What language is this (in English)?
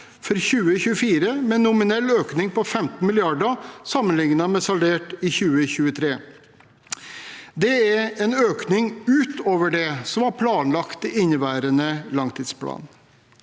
Norwegian